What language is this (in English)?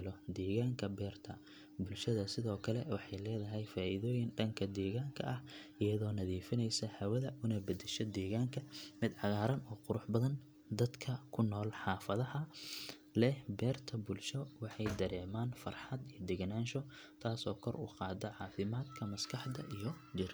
Somali